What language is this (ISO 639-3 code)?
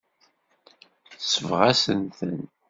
kab